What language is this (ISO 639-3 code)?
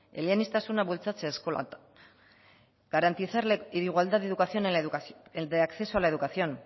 spa